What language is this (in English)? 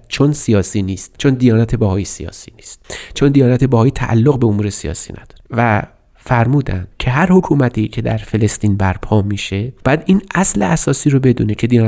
Persian